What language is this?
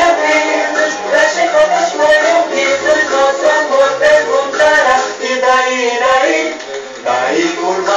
Romanian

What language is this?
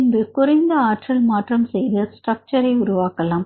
Tamil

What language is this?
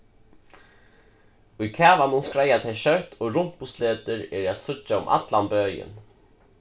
Faroese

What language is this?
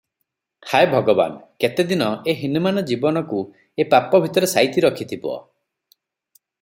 Odia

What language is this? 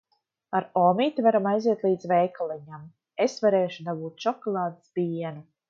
Latvian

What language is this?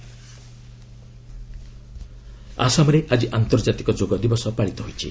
Odia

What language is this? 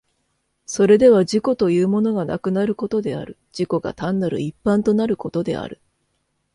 Japanese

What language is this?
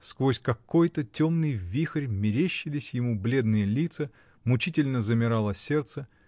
Russian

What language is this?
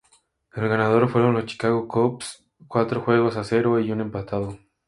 Spanish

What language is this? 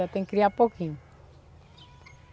Portuguese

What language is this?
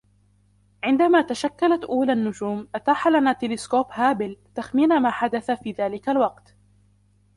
Arabic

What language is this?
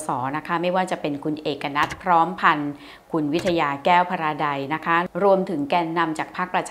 Thai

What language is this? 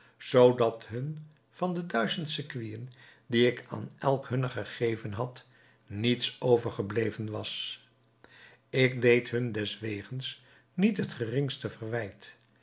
Dutch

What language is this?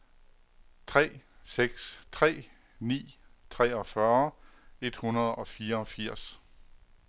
Danish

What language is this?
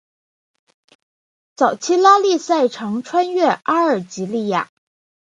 Chinese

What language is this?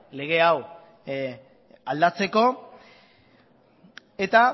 Basque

